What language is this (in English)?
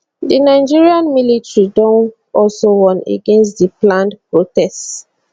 Nigerian Pidgin